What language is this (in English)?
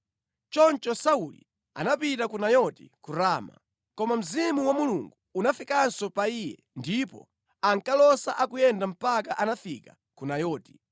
Nyanja